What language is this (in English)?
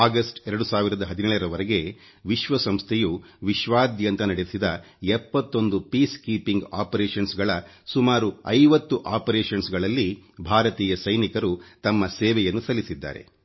Kannada